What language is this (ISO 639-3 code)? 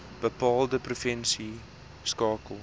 afr